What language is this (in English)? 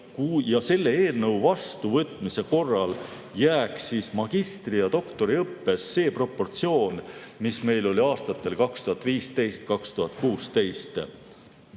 Estonian